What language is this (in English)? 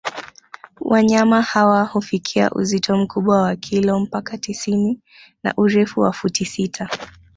Swahili